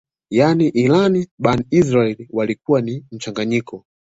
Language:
Swahili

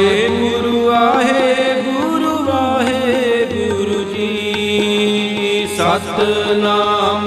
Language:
Punjabi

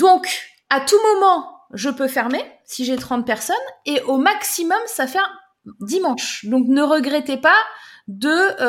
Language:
French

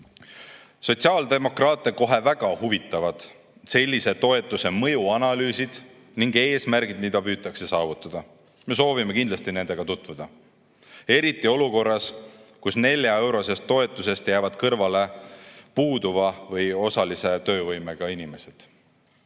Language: Estonian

